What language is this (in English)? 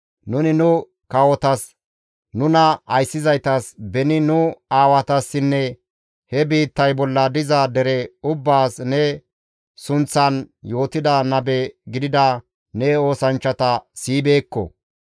Gamo